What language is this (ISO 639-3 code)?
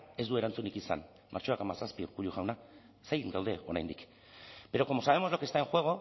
eus